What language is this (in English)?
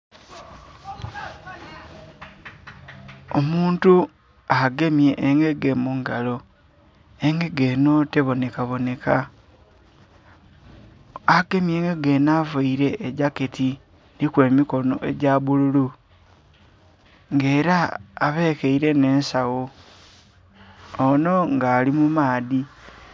Soga